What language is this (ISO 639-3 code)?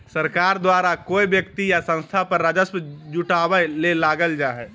mag